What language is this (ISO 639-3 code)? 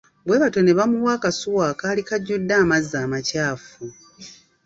lug